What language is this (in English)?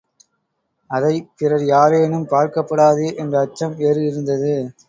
Tamil